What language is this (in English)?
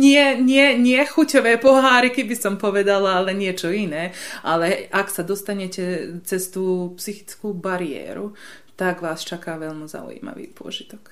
Slovak